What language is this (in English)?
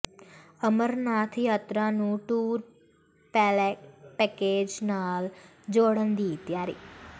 Punjabi